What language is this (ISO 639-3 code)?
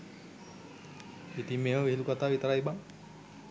sin